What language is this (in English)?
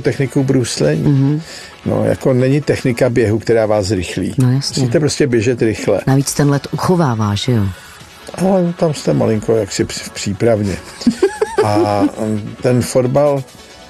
Czech